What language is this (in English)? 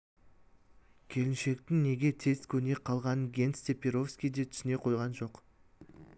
Kazakh